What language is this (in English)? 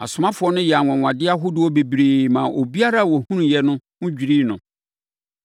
Akan